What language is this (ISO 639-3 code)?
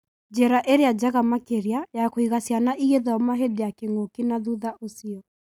kik